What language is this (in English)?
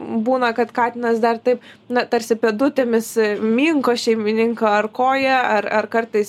Lithuanian